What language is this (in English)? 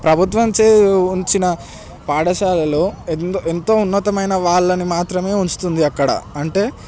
Telugu